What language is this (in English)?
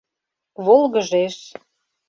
Mari